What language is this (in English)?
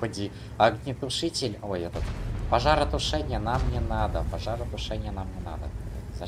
Russian